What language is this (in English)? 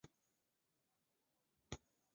Chinese